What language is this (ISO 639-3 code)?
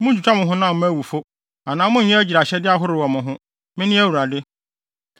aka